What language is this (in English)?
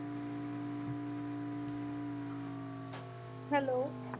Punjabi